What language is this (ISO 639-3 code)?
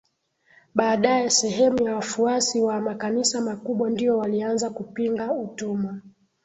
swa